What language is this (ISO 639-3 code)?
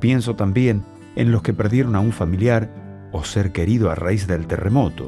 spa